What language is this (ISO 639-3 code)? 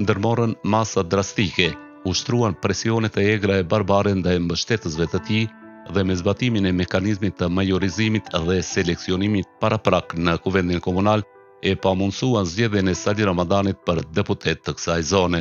ron